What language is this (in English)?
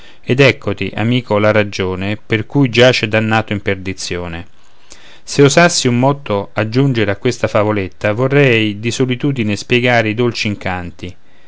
Italian